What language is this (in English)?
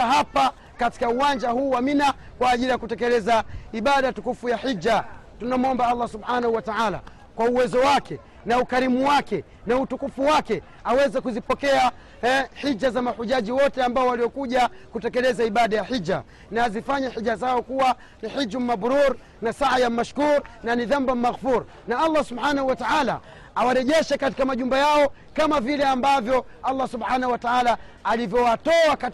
Swahili